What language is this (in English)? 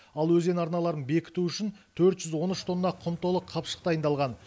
Kazakh